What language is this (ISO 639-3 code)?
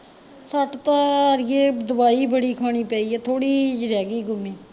pan